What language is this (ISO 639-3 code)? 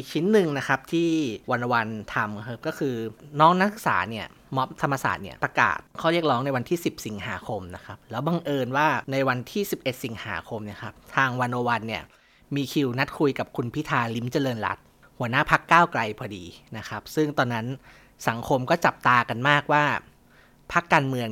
tha